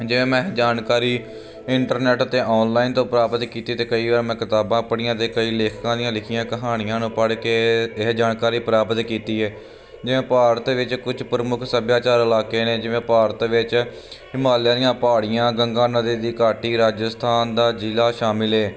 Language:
Punjabi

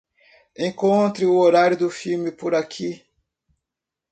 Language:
Portuguese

